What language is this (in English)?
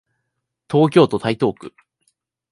Japanese